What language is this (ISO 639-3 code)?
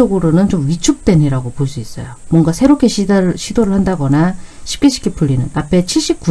kor